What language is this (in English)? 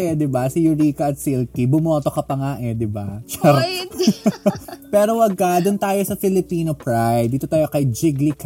Filipino